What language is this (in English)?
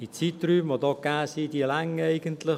Swiss German